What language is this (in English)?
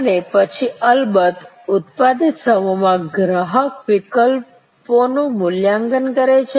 Gujarati